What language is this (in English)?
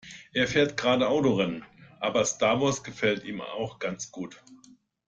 German